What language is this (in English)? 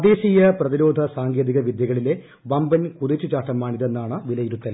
Malayalam